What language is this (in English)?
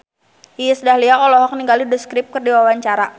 Sundanese